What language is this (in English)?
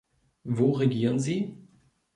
German